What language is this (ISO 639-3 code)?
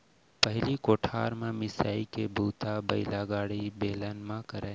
hne